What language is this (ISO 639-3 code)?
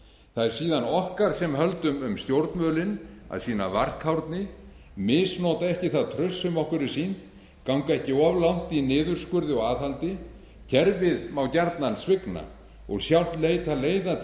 isl